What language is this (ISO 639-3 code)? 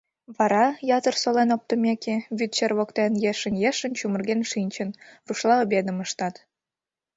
chm